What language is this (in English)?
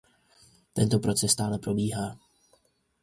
Czech